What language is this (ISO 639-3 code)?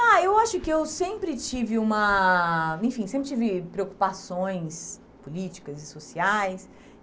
por